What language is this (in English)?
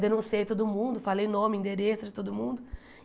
Portuguese